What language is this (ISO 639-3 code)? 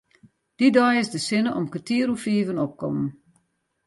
fry